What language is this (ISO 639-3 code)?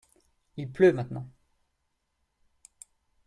fra